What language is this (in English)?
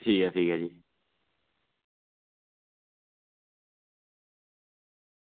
Dogri